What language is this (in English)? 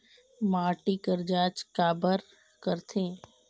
Chhattisgarhi